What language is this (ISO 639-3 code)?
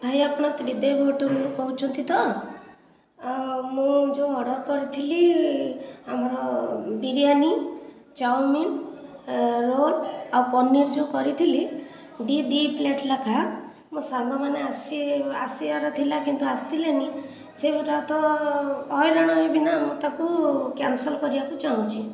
ori